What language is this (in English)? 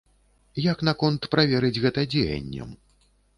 Belarusian